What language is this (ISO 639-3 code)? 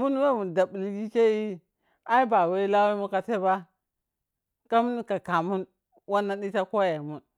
piy